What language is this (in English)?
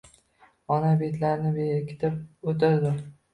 Uzbek